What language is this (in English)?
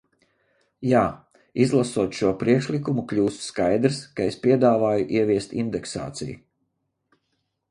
Latvian